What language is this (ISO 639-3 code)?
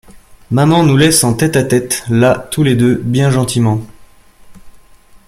fra